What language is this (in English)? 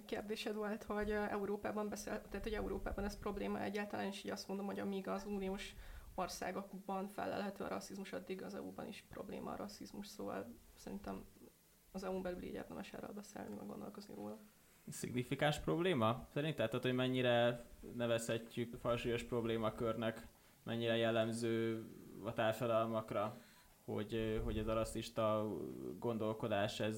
Hungarian